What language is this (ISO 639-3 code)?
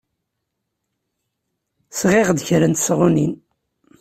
kab